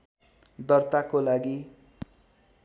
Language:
Nepali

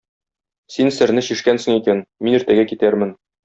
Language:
Tatar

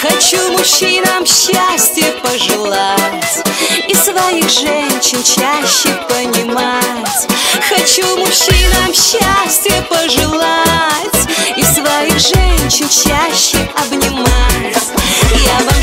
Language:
Russian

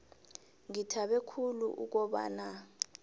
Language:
South Ndebele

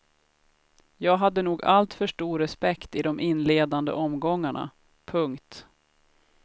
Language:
Swedish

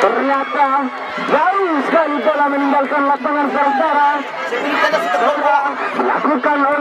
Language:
Indonesian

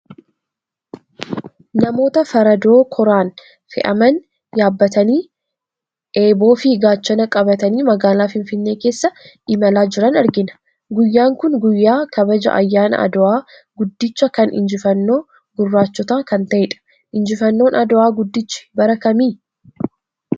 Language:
Oromo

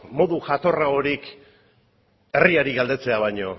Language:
Basque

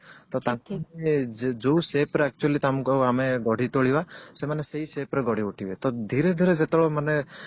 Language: Odia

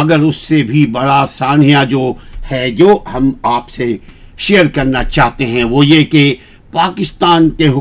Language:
Urdu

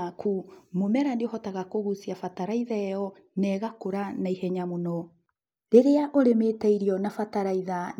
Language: Kikuyu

